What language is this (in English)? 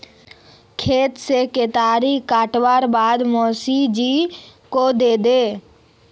Magahi